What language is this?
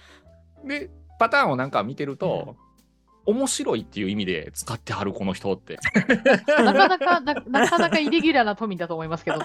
Japanese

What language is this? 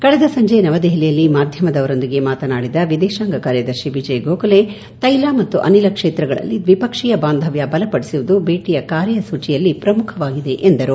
Kannada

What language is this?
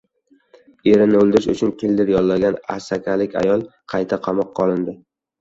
Uzbek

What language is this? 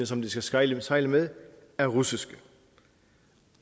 Danish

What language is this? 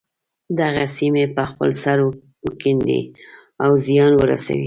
Pashto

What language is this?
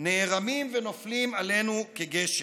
Hebrew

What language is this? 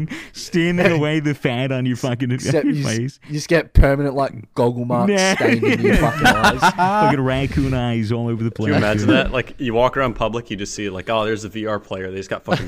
English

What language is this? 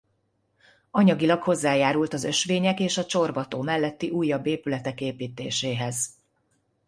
Hungarian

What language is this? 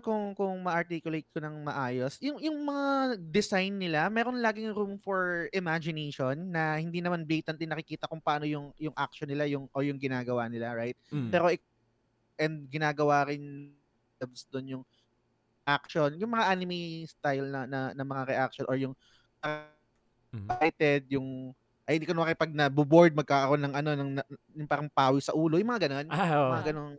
Filipino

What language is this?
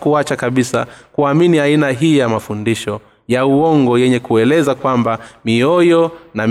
Swahili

